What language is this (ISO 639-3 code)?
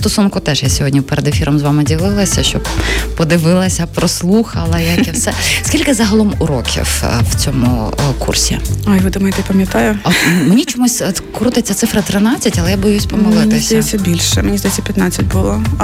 ukr